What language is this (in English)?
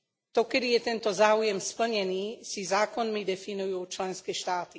Slovak